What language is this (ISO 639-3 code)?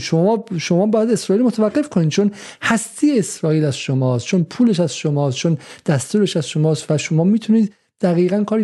fas